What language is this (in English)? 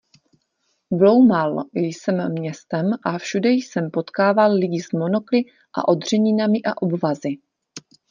Czech